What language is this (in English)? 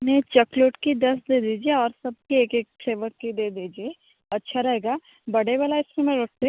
Hindi